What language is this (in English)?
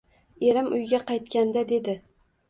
Uzbek